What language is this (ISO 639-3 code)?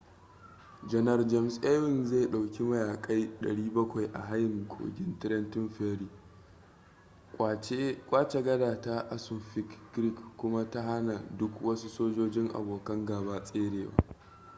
hau